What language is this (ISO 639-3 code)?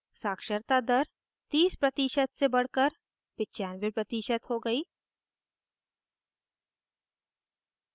hin